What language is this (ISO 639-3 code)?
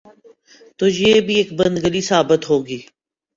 urd